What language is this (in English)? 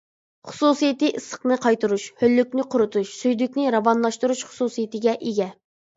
Uyghur